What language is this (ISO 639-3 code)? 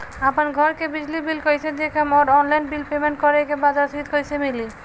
bho